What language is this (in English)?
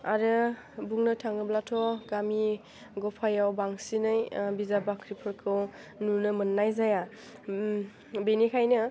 Bodo